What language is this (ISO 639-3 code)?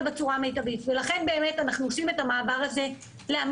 heb